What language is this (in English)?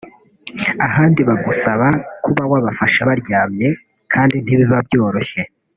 Kinyarwanda